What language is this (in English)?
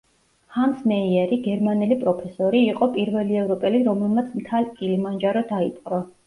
Georgian